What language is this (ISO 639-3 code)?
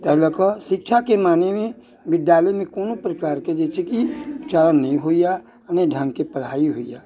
mai